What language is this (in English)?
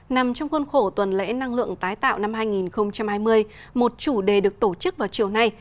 Vietnamese